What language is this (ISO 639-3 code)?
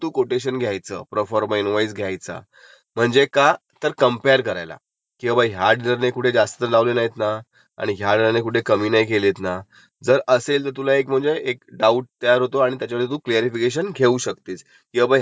mar